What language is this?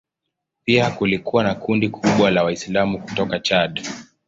Swahili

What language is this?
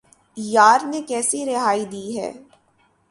Urdu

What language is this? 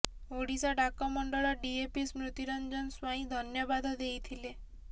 Odia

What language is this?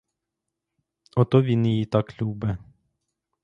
Ukrainian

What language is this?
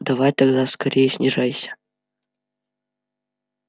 Russian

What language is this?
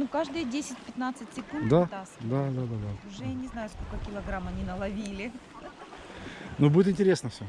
Russian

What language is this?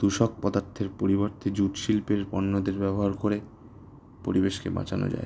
Bangla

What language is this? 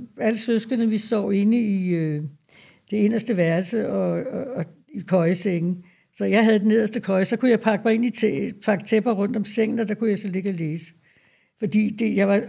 Danish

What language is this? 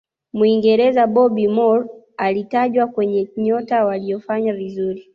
Swahili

